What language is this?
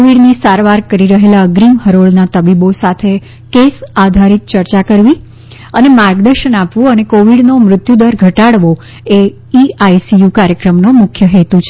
Gujarati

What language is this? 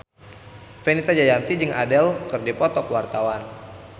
Sundanese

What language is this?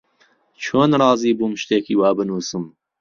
Central Kurdish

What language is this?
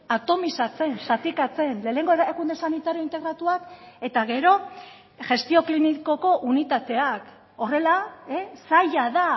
Basque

